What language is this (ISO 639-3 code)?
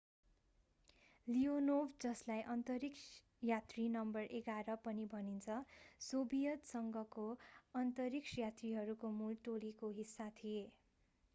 nep